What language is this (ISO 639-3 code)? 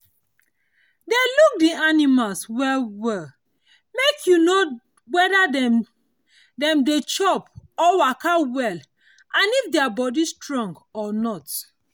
pcm